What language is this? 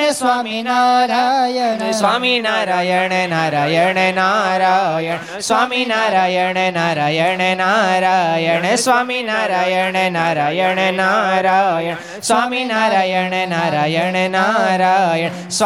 Gujarati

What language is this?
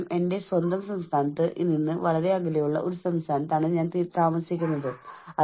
Malayalam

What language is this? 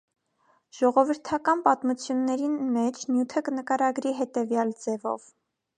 Armenian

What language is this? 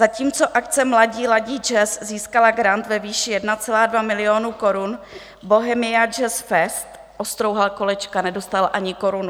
Czech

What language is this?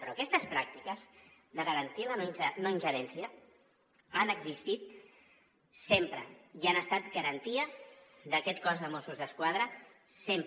Catalan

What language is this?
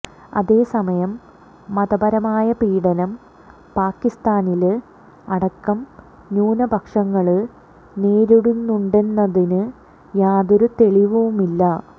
Malayalam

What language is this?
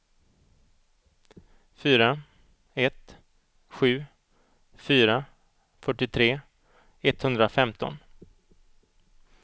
Swedish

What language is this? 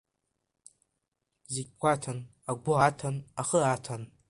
Abkhazian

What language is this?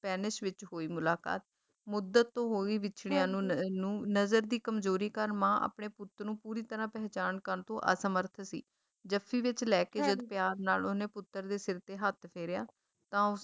Punjabi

